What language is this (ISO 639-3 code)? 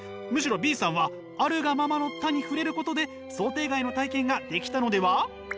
jpn